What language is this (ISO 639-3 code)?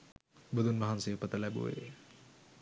sin